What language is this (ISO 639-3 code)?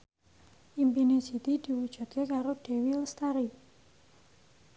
jav